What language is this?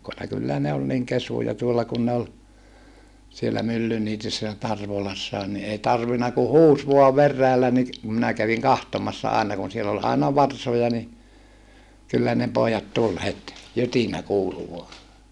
Finnish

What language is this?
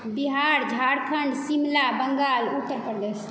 Maithili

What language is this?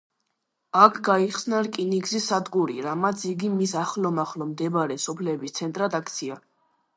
Georgian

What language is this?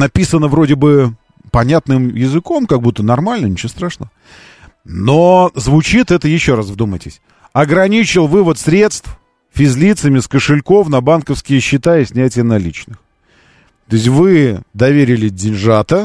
Russian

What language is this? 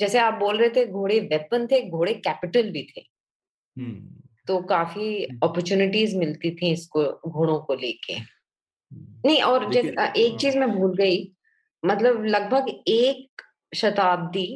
Hindi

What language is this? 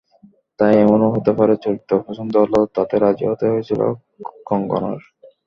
Bangla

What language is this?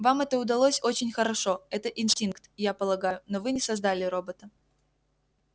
Russian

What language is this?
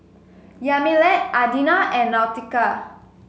English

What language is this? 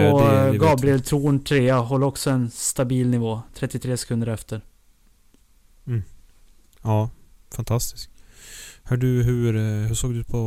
Swedish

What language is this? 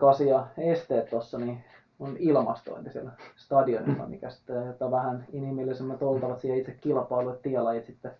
Finnish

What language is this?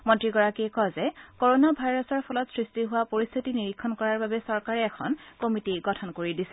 Assamese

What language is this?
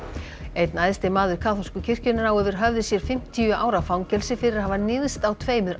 Icelandic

